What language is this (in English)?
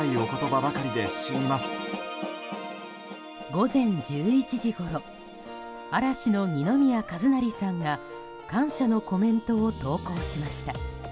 Japanese